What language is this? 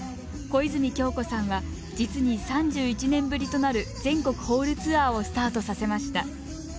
Japanese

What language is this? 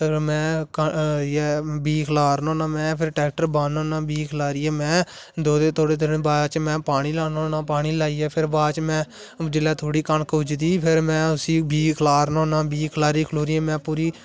Dogri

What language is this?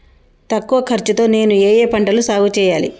Telugu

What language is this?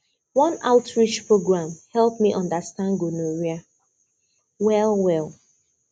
Nigerian Pidgin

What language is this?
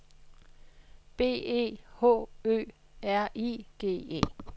Danish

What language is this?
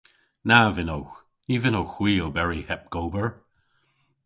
Cornish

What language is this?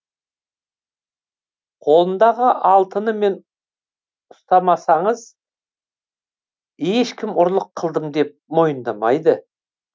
Kazakh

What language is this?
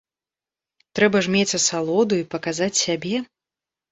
Belarusian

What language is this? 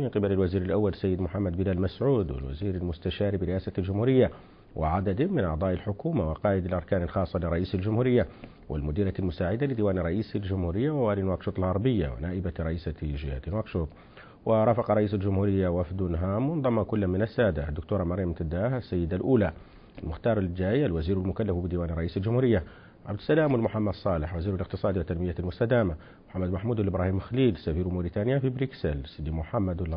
Arabic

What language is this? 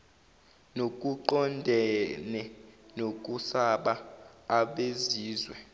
Zulu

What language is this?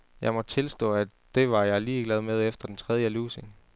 Danish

